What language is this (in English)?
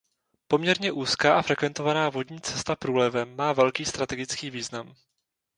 Czech